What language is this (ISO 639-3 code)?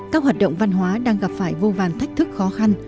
vie